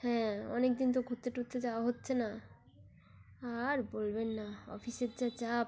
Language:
Bangla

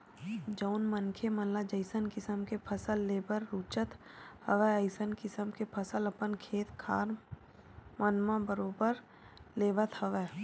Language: Chhattisgarhi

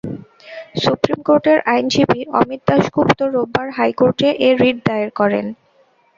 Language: Bangla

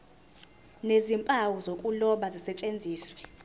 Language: Zulu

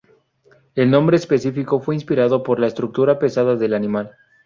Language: Spanish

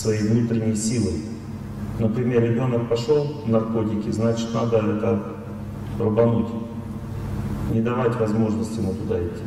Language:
Russian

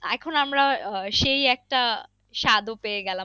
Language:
Bangla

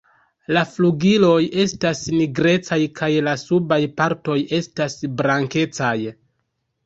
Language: Esperanto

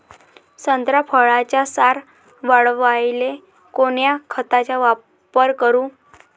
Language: Marathi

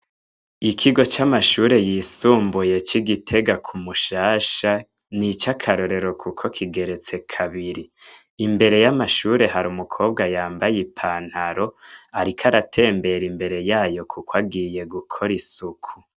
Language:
Rundi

